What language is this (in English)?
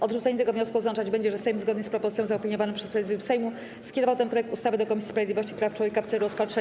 Polish